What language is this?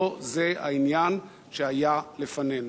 Hebrew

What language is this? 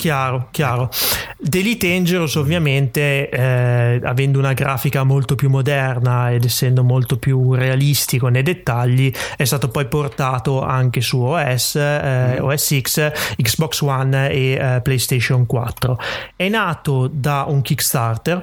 Italian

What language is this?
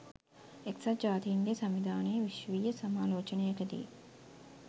Sinhala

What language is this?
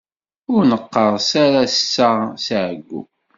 Kabyle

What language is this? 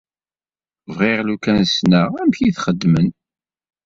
Kabyle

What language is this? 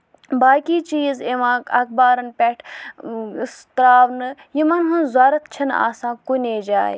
Kashmiri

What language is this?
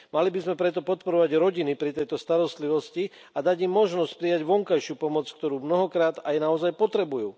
Slovak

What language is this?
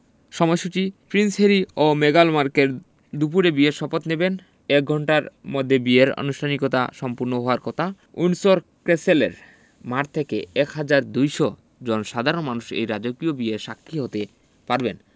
Bangla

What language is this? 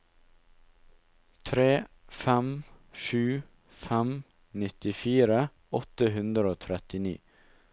Norwegian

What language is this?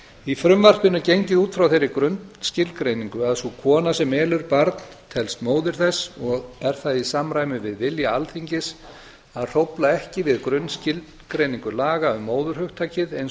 Icelandic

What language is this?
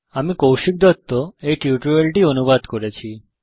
Bangla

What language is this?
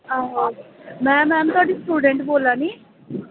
Dogri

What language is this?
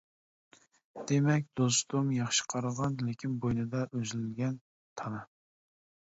Uyghur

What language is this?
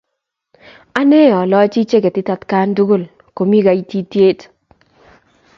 Kalenjin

